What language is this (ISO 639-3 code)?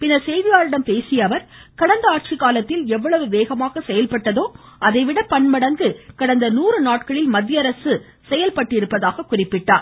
tam